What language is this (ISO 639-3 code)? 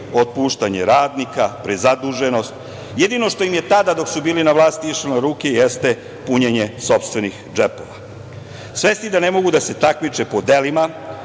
srp